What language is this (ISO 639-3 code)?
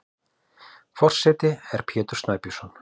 isl